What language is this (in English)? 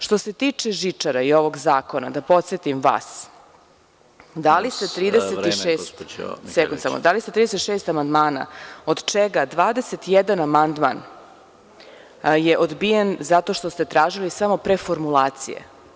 Serbian